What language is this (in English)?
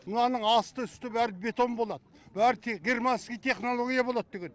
Kazakh